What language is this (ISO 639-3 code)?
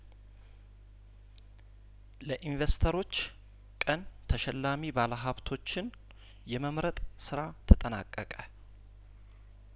amh